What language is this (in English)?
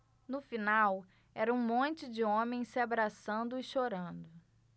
Portuguese